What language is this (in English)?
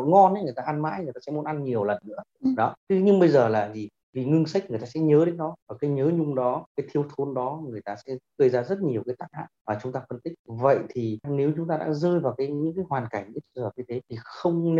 Vietnamese